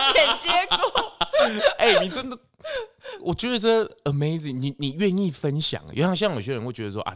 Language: Chinese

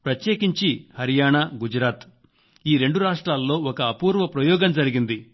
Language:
Telugu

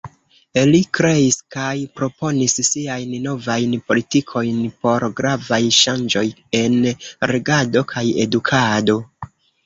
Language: Esperanto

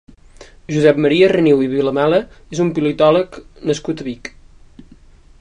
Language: Catalan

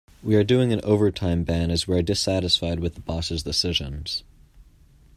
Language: English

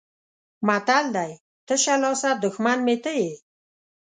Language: Pashto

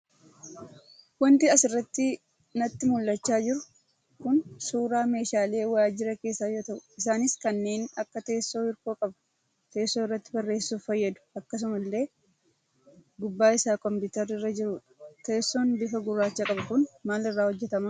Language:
Oromo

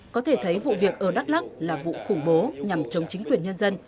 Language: Vietnamese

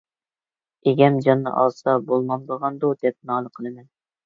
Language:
Uyghur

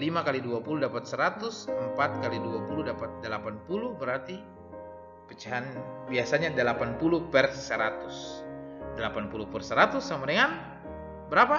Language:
Indonesian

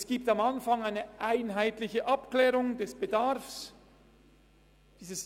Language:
Swiss German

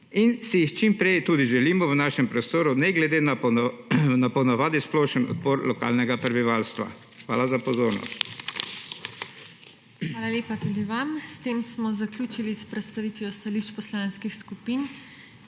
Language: Slovenian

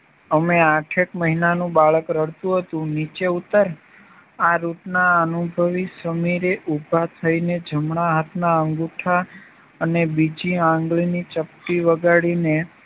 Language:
Gujarati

